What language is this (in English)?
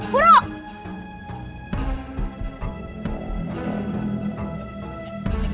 Indonesian